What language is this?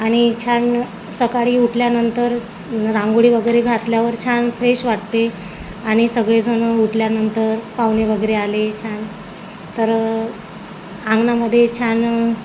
Marathi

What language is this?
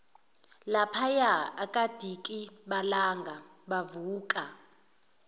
Zulu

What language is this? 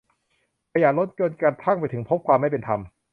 Thai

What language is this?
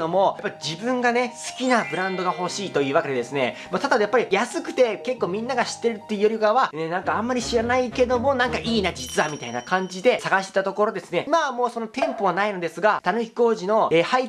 Japanese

